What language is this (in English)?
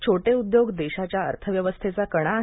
Marathi